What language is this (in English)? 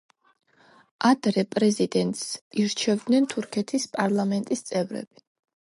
Georgian